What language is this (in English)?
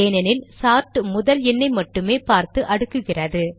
Tamil